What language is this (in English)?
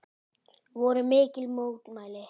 Icelandic